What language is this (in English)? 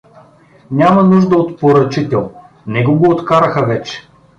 Bulgarian